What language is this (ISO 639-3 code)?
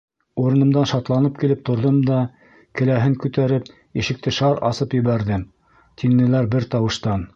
bak